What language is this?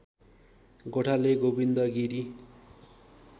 Nepali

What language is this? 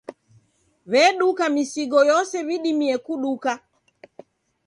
Taita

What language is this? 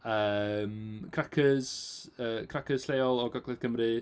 Welsh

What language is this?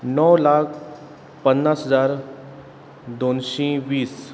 Konkani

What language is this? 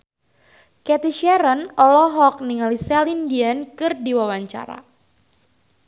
Sundanese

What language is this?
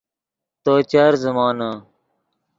Yidgha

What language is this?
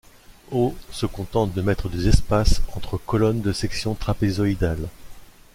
French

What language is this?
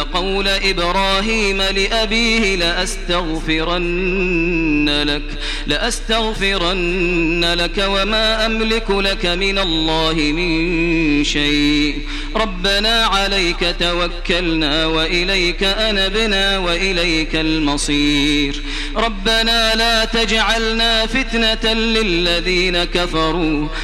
Arabic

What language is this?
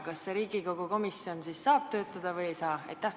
Estonian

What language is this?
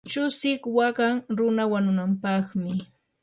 Yanahuanca Pasco Quechua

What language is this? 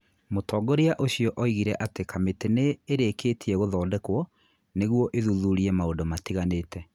Kikuyu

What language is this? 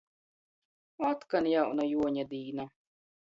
Latgalian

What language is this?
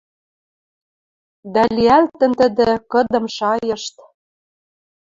Western Mari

